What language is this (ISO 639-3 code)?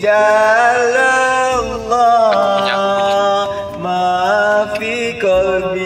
msa